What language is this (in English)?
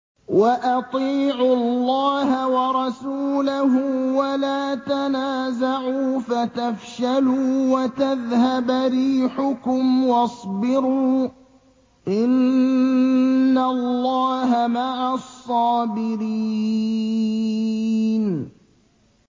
Arabic